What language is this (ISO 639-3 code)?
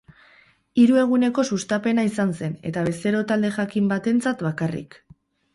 eus